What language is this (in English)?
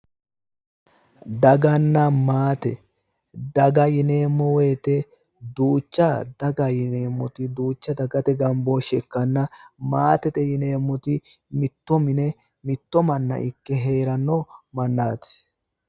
Sidamo